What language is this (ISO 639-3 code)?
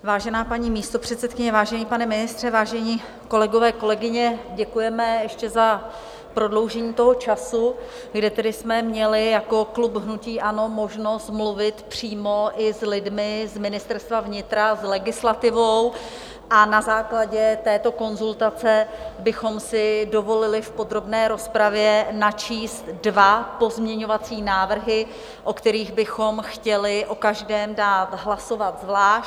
ces